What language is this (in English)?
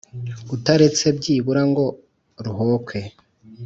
Kinyarwanda